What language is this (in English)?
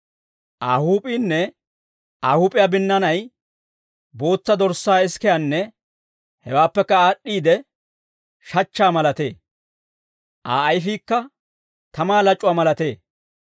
Dawro